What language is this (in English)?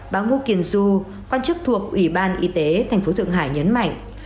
Vietnamese